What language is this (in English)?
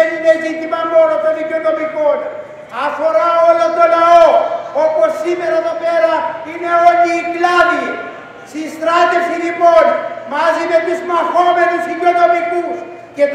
Greek